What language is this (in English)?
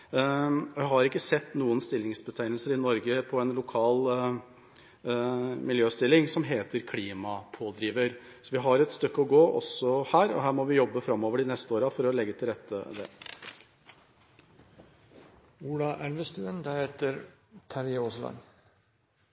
Norwegian Bokmål